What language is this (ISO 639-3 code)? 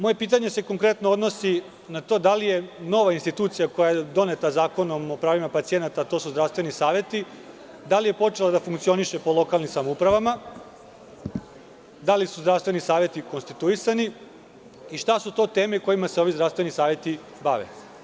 srp